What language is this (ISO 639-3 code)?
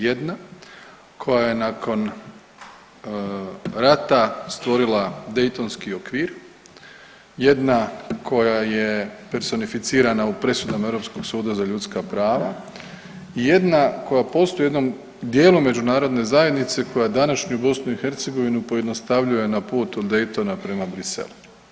hrv